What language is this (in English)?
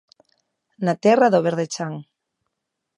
Galician